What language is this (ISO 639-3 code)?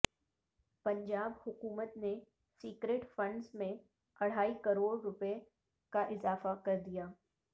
urd